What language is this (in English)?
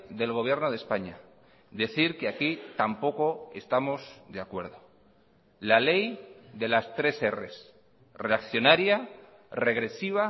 Spanish